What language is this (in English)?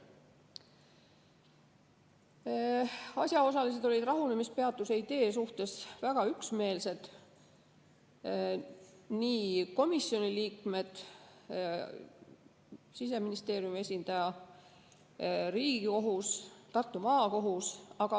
Estonian